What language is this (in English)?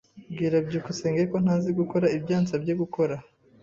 Kinyarwanda